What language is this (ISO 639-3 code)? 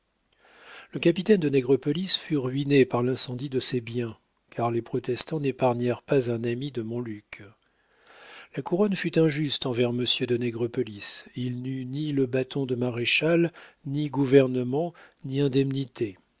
fra